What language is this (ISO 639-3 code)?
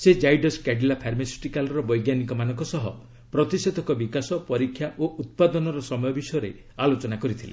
ori